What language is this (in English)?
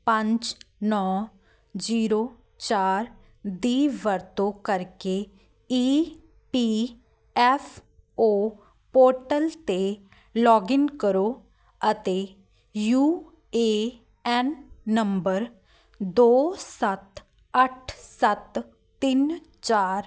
Punjabi